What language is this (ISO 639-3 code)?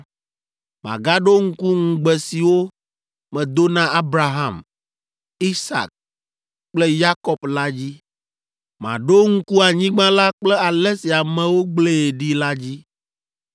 ewe